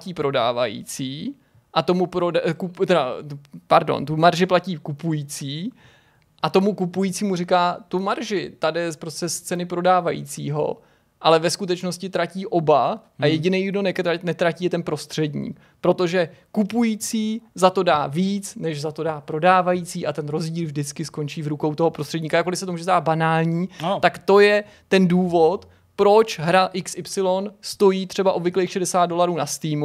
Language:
Czech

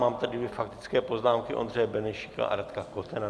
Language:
Czech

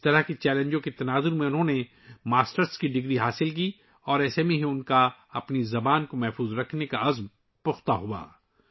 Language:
Urdu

